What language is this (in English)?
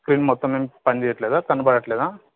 Telugu